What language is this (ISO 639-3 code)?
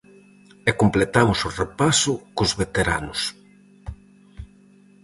glg